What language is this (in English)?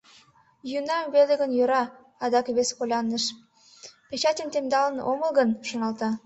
Mari